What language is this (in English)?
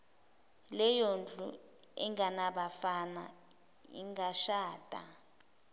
Zulu